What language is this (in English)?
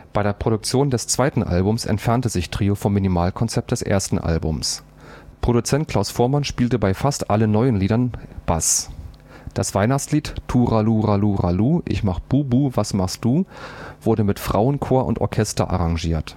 German